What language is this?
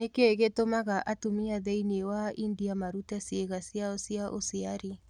Kikuyu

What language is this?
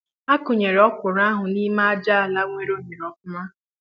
Igbo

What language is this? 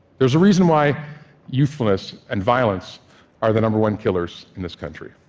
English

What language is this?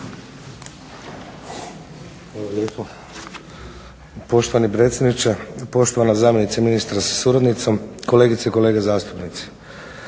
Croatian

